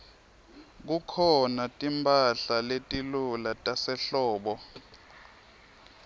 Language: Swati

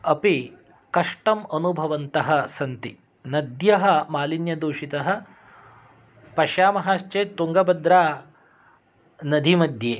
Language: Sanskrit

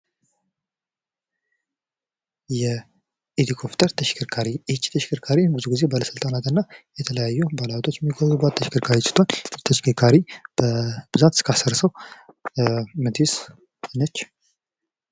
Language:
Amharic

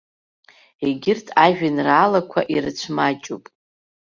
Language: Abkhazian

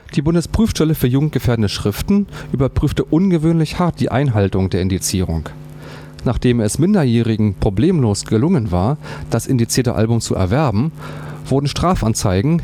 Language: German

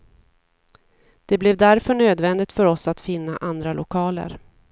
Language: Swedish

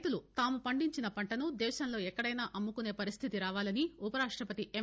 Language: Telugu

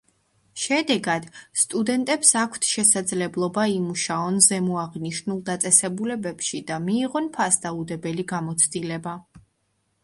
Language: Georgian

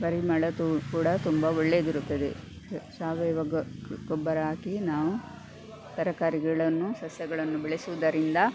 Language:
Kannada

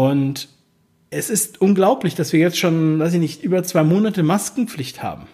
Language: German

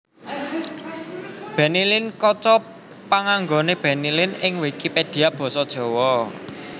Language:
Javanese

